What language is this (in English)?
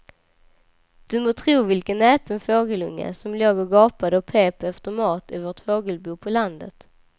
Swedish